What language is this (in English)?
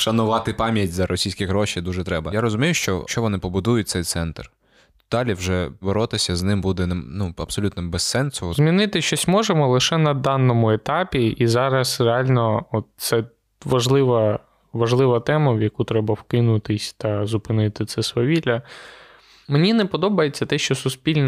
Ukrainian